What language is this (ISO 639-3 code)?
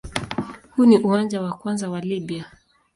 swa